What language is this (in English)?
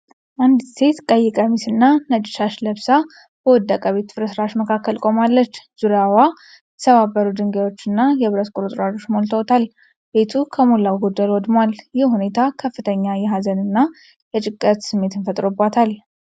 Amharic